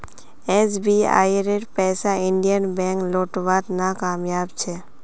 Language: Magahi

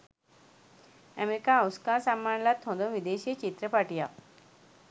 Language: Sinhala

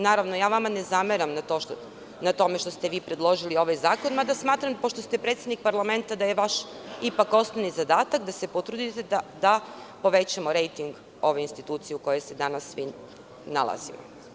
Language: Serbian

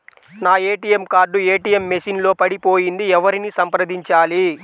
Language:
Telugu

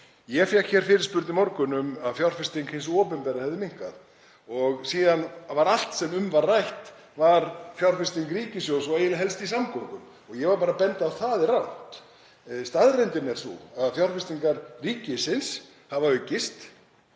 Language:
Icelandic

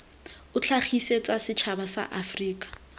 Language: Tswana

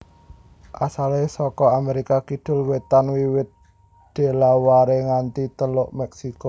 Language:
Javanese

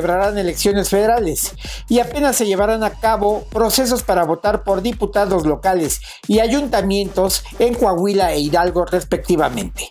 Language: Spanish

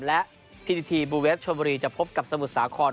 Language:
Thai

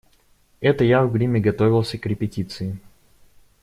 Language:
Russian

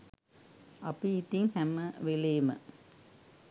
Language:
Sinhala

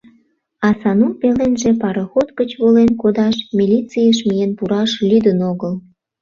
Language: Mari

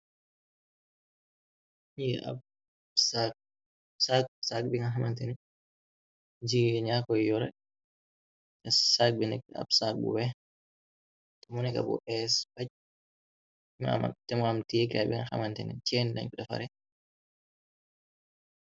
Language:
Wolof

